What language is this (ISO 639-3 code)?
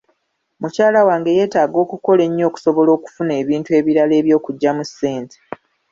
lug